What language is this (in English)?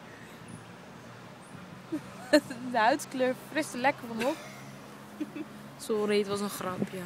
Dutch